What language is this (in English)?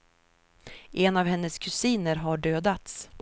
Swedish